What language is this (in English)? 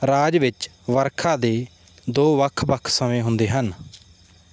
Punjabi